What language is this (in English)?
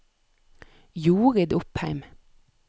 Norwegian